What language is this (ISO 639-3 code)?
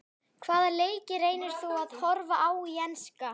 isl